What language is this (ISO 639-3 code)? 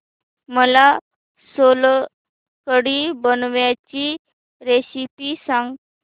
mar